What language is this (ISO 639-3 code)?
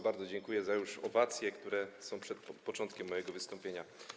pol